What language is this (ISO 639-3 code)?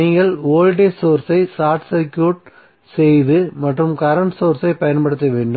tam